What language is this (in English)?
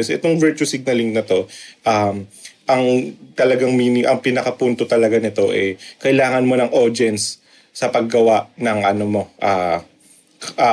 Filipino